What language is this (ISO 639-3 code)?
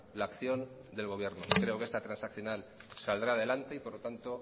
spa